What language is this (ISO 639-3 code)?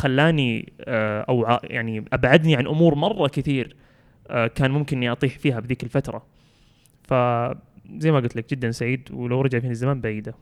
ara